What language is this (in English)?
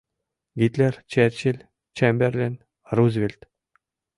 Mari